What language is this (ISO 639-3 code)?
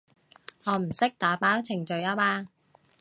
yue